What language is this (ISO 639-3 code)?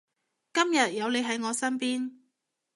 yue